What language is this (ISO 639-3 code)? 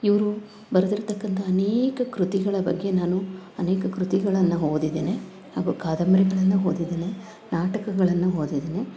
kan